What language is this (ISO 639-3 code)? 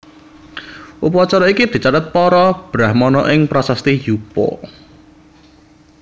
jav